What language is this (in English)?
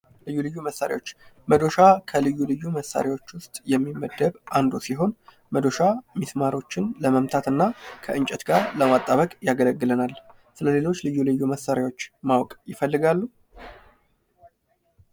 Amharic